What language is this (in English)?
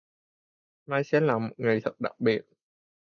Vietnamese